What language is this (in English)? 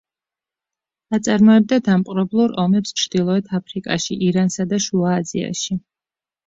Georgian